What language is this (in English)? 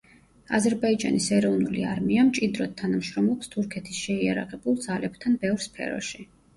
Georgian